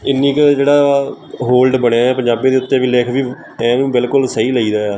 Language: Punjabi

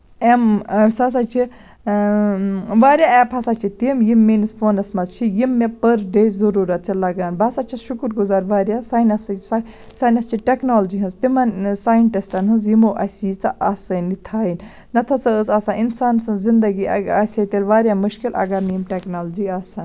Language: Kashmiri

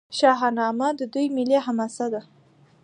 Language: Pashto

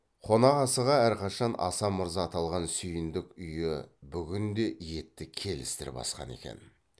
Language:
Kazakh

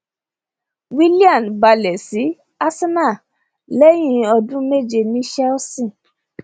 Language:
Yoruba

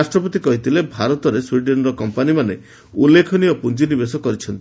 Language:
Odia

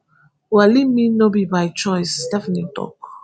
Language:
Nigerian Pidgin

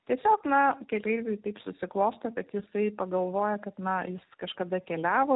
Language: Lithuanian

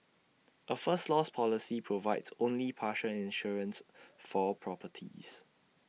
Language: English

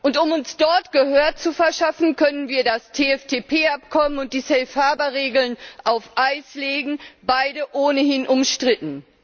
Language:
German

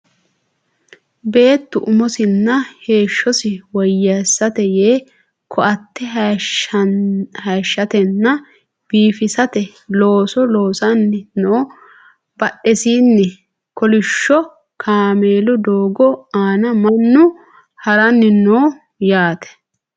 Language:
Sidamo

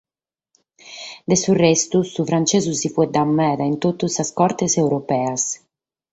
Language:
Sardinian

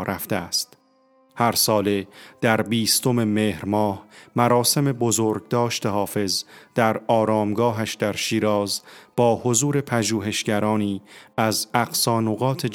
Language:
Persian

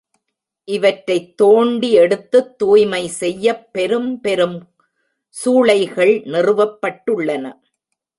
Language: Tamil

